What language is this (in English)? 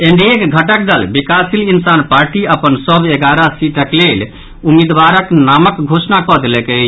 Maithili